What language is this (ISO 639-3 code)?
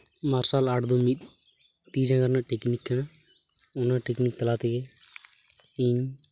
sat